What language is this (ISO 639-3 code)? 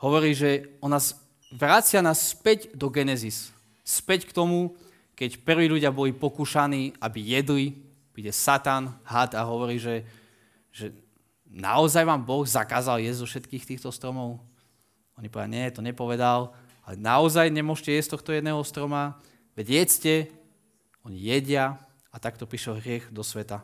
slk